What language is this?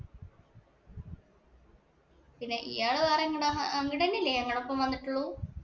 Malayalam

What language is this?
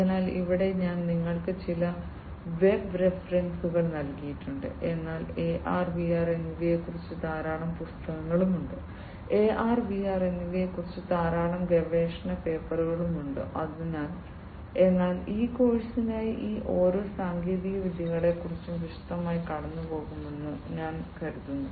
Malayalam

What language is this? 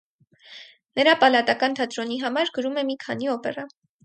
Armenian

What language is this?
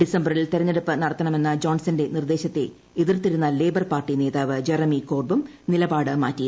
Malayalam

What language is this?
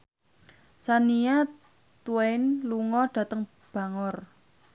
Javanese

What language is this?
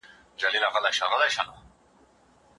Pashto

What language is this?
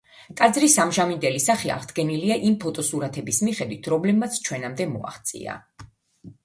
Georgian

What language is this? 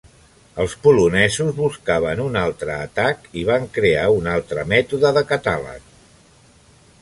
Catalan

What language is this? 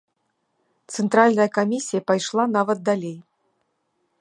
Belarusian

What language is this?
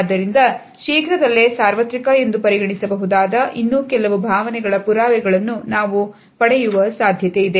Kannada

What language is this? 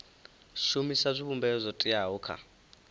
Venda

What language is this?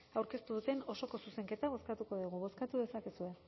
Basque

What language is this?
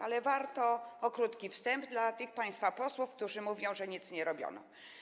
Polish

